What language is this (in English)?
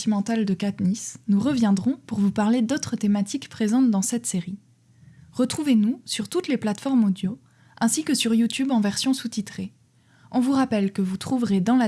French